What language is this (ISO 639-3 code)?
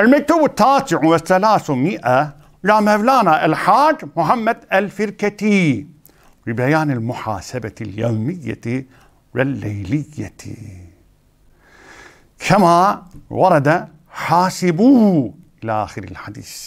tur